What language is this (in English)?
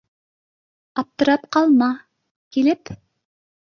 Bashkir